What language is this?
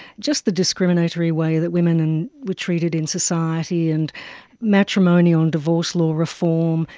English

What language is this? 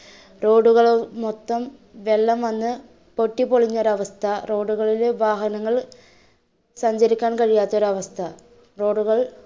Malayalam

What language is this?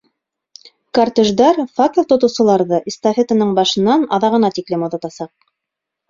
Bashkir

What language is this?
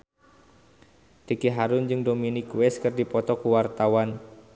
Sundanese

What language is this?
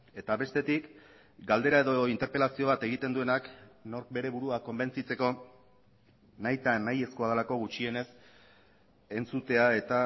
Basque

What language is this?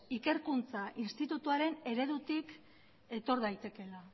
Basque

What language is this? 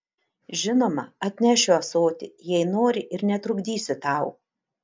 Lithuanian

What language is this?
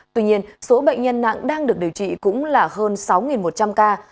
Vietnamese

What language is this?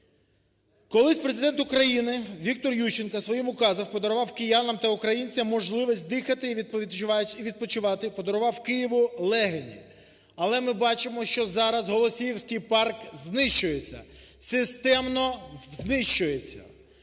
Ukrainian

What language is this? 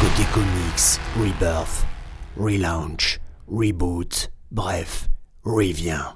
French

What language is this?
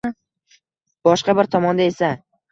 Uzbek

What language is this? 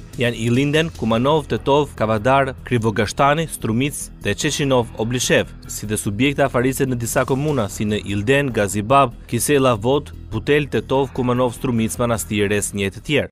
Romanian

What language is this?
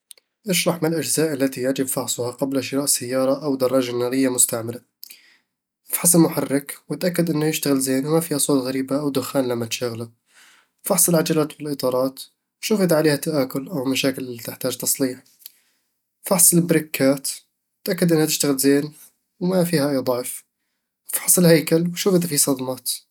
Eastern Egyptian Bedawi Arabic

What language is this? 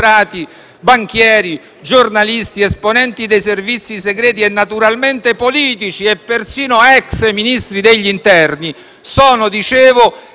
Italian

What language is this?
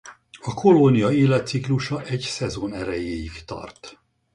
Hungarian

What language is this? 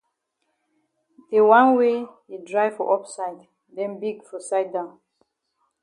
Cameroon Pidgin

